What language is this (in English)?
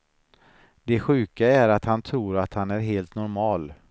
Swedish